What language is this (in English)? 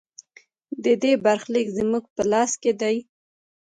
Pashto